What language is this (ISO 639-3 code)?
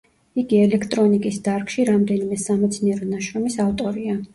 kat